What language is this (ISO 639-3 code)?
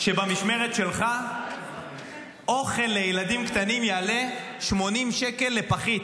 heb